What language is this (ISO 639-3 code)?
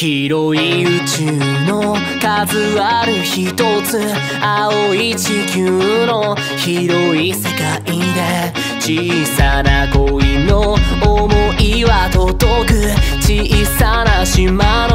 jpn